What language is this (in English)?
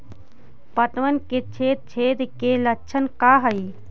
Magahi